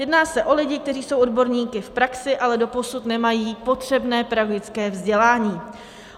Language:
Czech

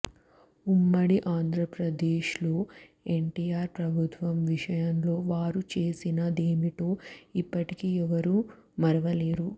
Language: Telugu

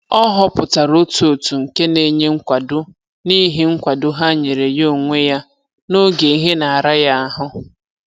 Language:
Igbo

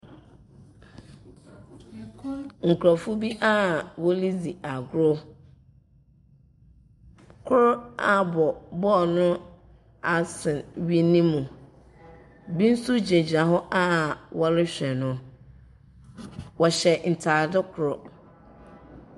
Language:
Akan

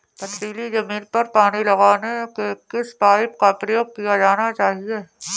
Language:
Hindi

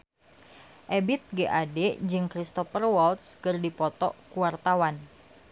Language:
Sundanese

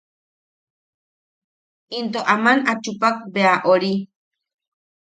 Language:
Yaqui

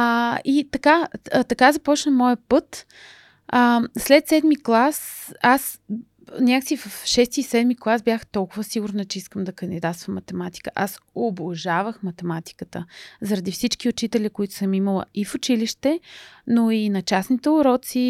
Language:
Bulgarian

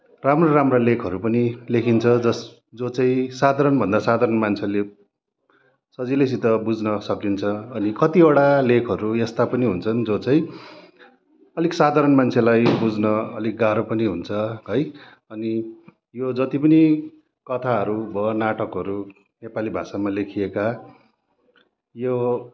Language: Nepali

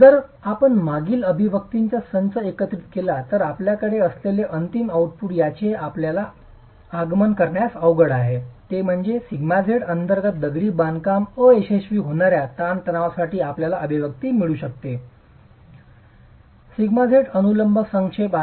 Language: Marathi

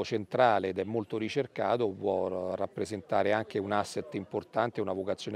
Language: Italian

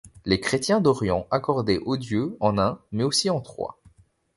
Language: French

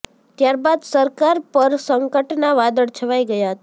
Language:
Gujarati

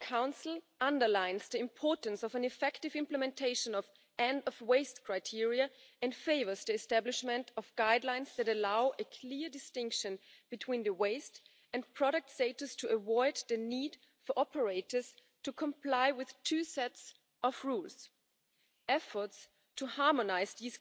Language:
English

